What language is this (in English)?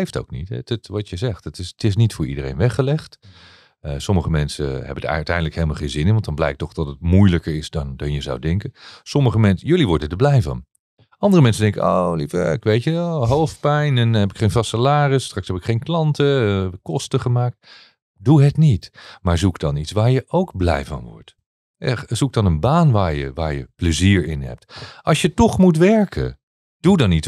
Dutch